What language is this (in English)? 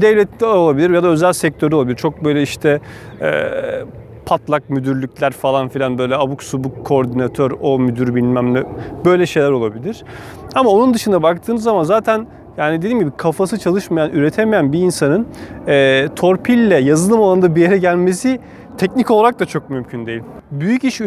Turkish